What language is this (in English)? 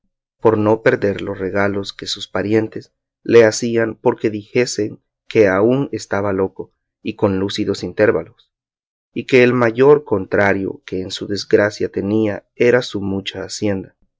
Spanish